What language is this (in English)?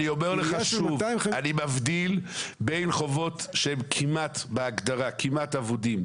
Hebrew